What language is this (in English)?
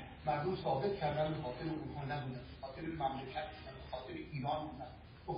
Persian